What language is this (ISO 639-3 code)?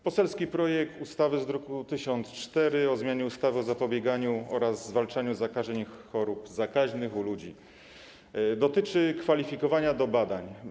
pol